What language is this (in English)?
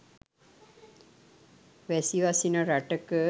Sinhala